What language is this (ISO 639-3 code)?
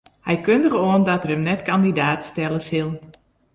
fry